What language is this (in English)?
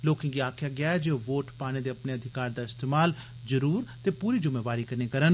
Dogri